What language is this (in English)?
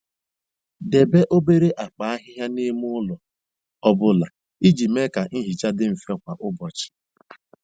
Igbo